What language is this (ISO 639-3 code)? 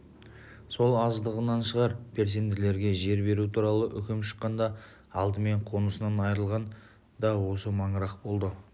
kaz